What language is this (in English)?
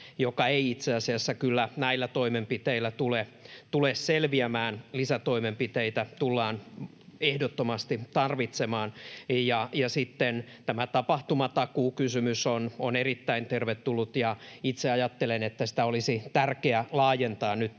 Finnish